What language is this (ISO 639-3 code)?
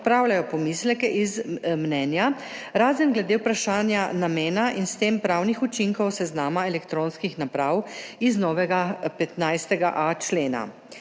slv